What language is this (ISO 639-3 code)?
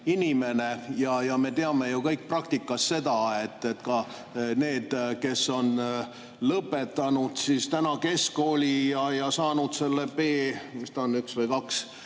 est